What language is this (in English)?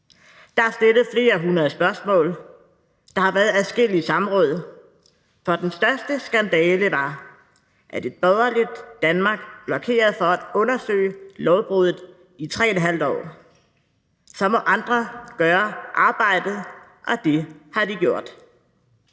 Danish